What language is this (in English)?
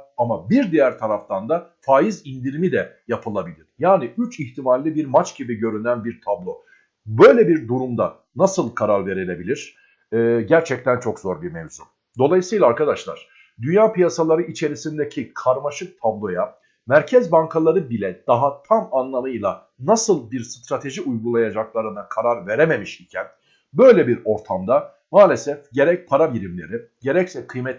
Turkish